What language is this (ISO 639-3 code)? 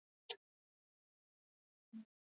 eus